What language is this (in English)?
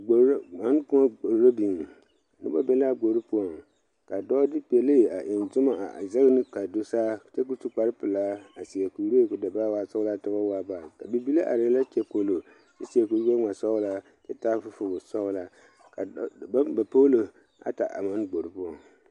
Southern Dagaare